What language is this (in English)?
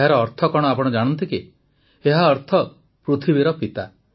Odia